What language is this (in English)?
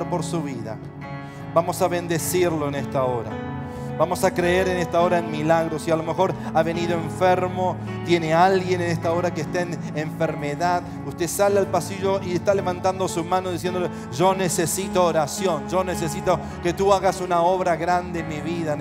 Spanish